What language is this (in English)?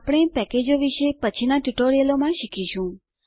Gujarati